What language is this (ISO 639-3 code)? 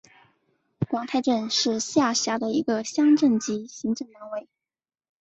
zho